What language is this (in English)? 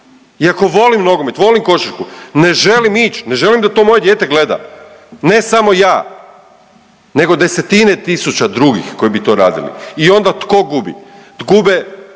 Croatian